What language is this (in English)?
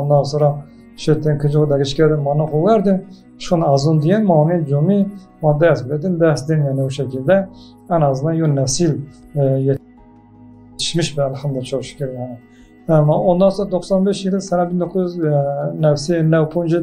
Turkish